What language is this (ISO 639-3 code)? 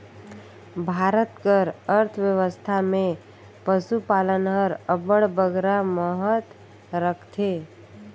hne